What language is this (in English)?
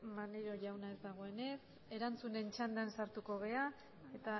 Basque